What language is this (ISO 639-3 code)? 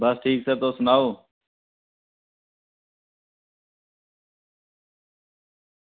doi